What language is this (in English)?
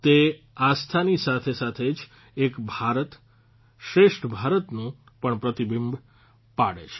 Gujarati